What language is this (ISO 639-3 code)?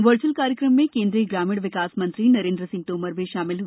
hin